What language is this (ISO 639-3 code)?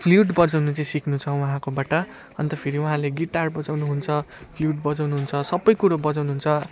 nep